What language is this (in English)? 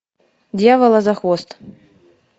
Russian